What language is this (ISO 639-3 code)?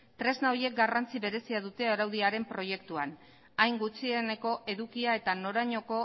eus